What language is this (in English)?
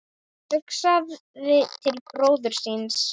Icelandic